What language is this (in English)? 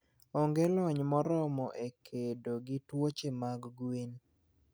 Luo (Kenya and Tanzania)